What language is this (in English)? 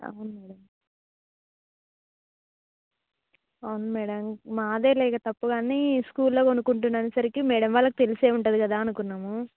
Telugu